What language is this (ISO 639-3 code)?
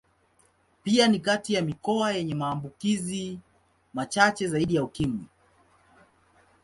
swa